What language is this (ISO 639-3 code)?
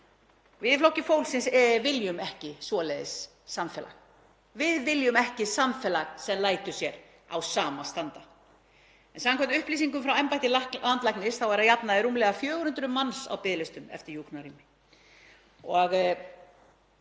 isl